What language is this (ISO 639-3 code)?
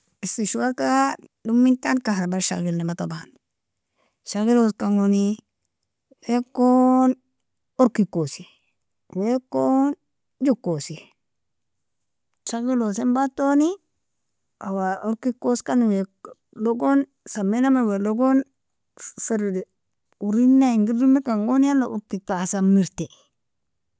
fia